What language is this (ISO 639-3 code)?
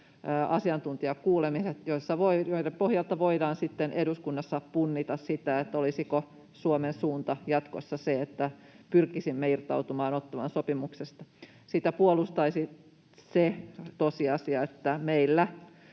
fin